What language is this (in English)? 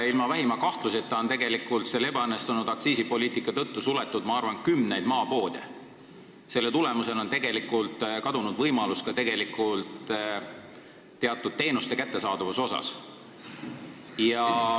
Estonian